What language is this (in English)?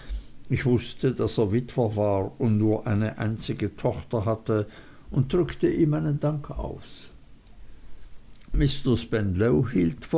German